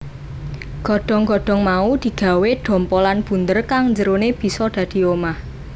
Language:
Javanese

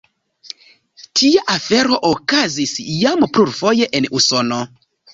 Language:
Esperanto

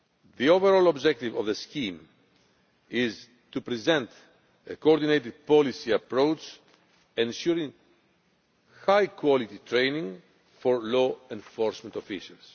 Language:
English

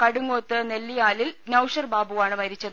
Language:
Malayalam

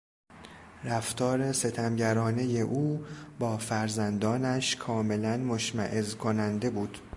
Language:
Persian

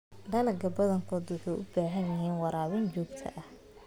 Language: Somali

